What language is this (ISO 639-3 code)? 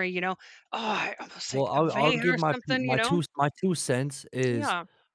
eng